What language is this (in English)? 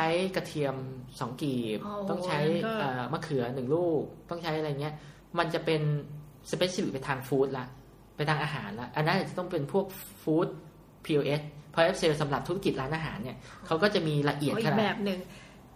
Thai